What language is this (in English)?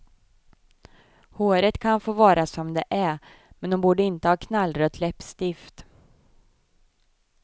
Swedish